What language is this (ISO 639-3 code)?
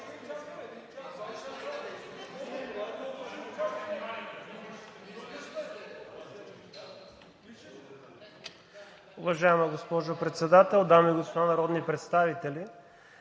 bul